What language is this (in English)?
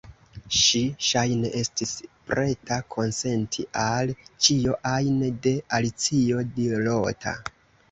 Esperanto